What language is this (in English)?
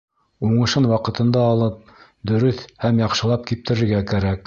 Bashkir